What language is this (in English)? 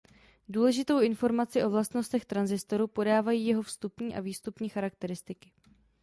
Czech